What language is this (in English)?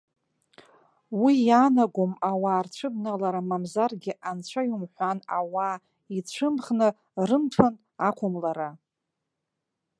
Abkhazian